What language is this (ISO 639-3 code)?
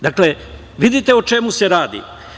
srp